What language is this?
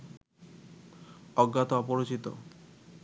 Bangla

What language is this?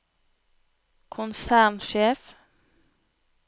Norwegian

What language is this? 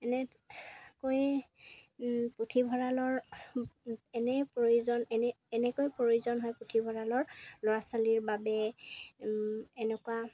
Assamese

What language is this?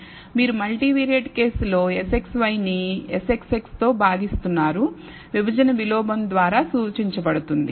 Telugu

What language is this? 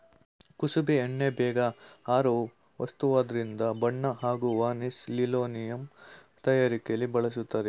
Kannada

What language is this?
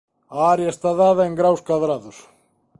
Galician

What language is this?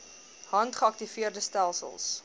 Afrikaans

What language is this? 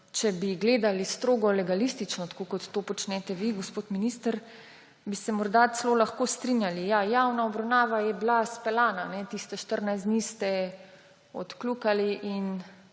Slovenian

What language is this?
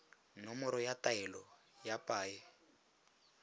Tswana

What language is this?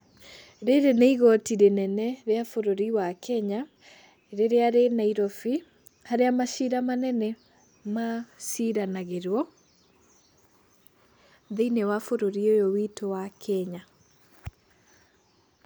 Kikuyu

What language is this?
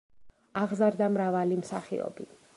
Georgian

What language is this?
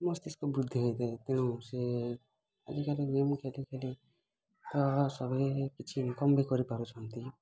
Odia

